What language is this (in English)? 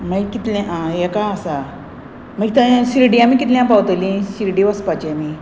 Konkani